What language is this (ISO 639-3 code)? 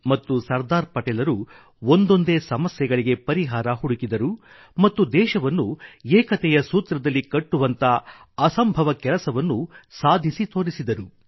kan